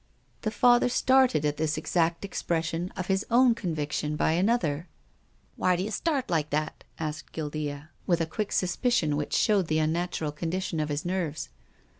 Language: English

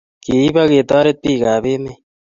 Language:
Kalenjin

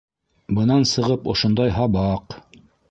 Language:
Bashkir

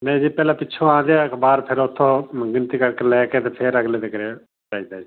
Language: Punjabi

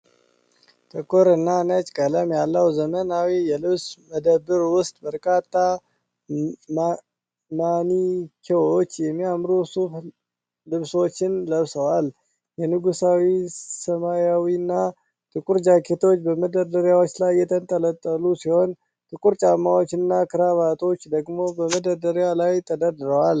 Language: Amharic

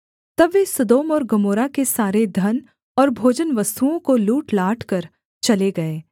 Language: Hindi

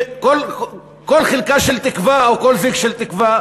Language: Hebrew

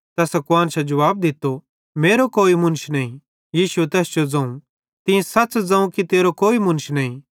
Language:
Bhadrawahi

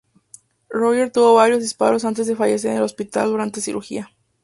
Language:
Spanish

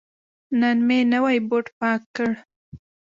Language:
Pashto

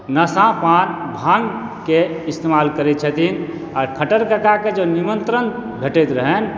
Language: Maithili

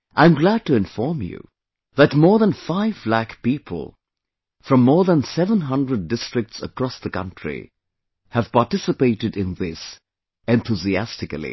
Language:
English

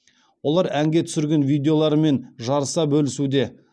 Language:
Kazakh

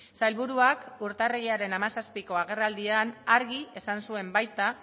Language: Basque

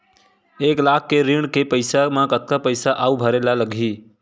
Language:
Chhattisgarhi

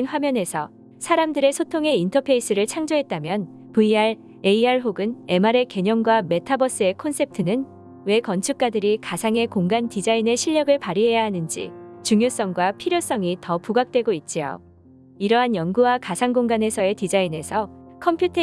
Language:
Korean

